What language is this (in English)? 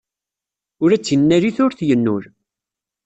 Kabyle